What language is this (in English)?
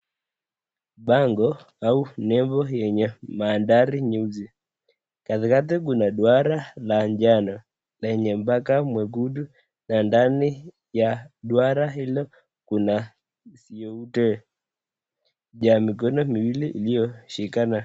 Swahili